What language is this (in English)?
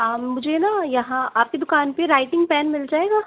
Hindi